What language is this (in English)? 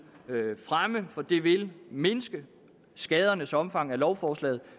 Danish